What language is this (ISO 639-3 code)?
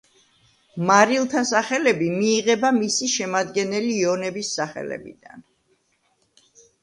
kat